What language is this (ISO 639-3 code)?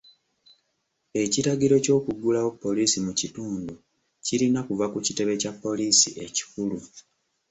lug